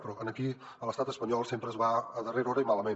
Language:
Catalan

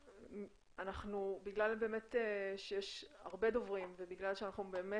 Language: Hebrew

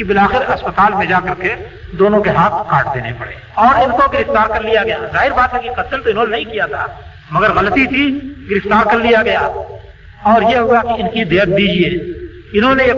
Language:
Urdu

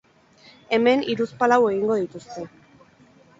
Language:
Basque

